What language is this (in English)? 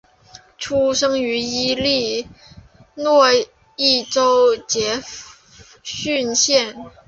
Chinese